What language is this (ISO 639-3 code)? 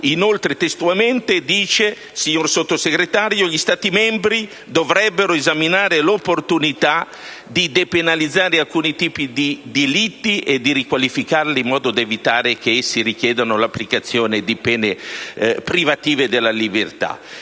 ita